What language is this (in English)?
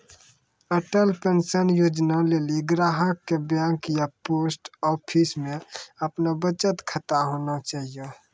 Maithili